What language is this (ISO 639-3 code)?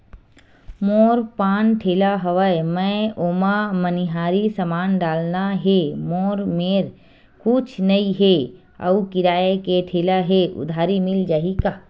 hne